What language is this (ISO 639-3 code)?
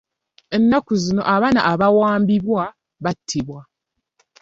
lug